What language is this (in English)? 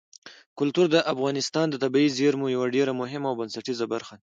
Pashto